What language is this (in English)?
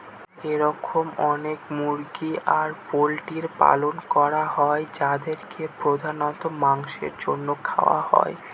Bangla